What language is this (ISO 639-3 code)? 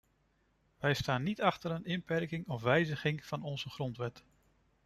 nld